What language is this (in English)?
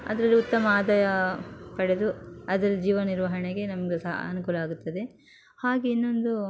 Kannada